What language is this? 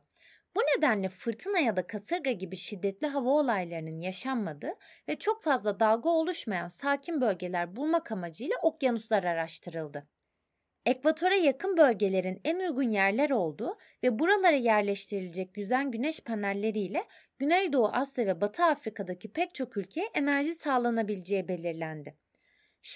Turkish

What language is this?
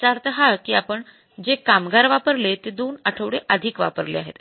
Marathi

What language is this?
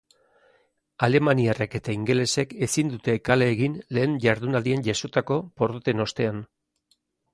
Basque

